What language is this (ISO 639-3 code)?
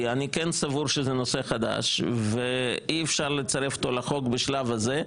heb